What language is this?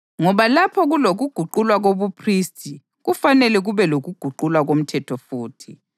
North Ndebele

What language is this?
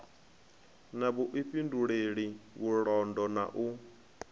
Venda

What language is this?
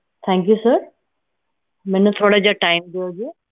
Punjabi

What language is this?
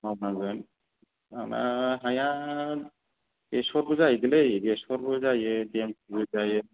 Bodo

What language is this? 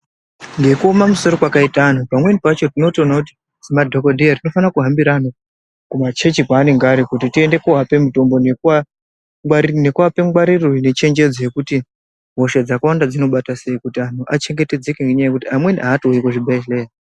Ndau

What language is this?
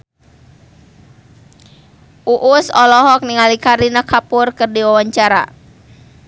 Sundanese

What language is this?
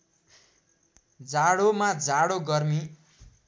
Nepali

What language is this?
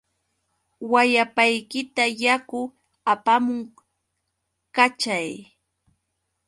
Yauyos Quechua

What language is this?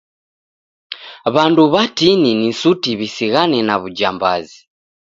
Taita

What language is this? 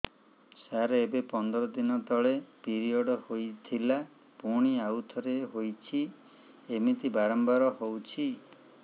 Odia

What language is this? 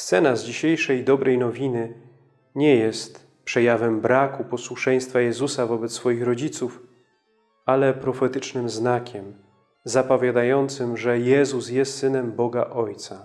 Polish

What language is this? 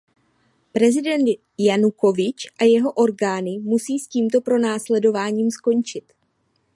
Czech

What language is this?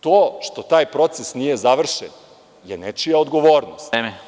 Serbian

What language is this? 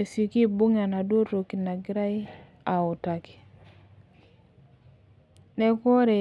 Masai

